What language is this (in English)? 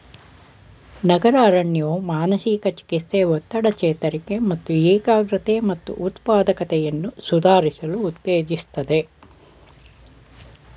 Kannada